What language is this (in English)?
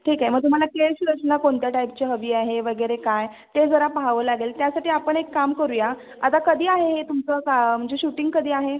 Marathi